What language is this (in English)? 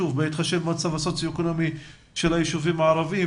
Hebrew